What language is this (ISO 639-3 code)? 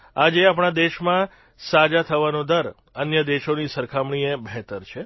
guj